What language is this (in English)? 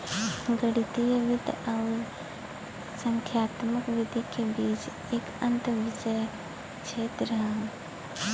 Bhojpuri